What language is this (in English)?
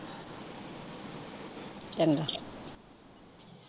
Punjabi